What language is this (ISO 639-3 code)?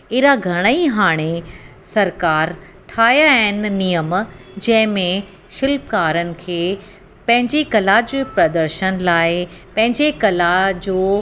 snd